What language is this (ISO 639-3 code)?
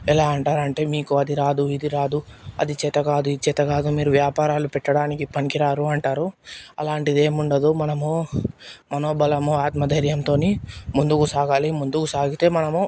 tel